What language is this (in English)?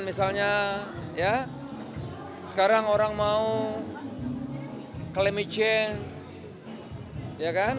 Indonesian